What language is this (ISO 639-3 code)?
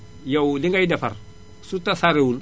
wol